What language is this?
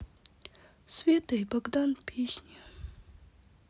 Russian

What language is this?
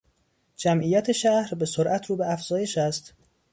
Persian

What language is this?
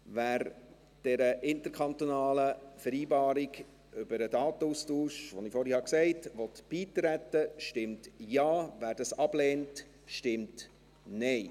Swiss German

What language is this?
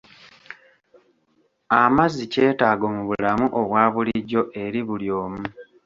Ganda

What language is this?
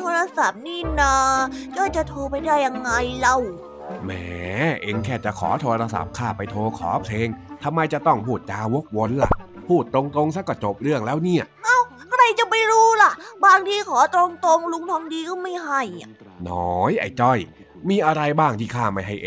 Thai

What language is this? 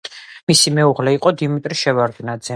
Georgian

